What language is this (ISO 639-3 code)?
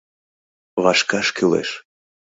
chm